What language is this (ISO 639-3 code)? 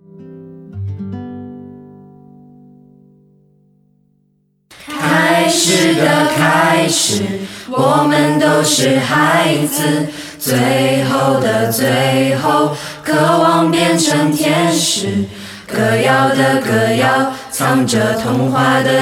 zho